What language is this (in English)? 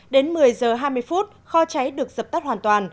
Vietnamese